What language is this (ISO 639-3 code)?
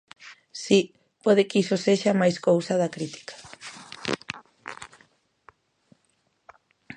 glg